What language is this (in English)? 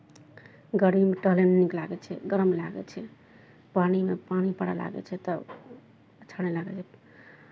Maithili